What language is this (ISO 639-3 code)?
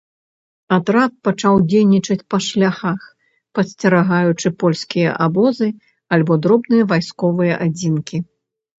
bel